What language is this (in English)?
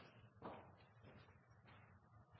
Norwegian Bokmål